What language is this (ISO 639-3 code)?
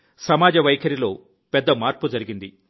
tel